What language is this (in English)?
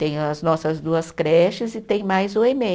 Portuguese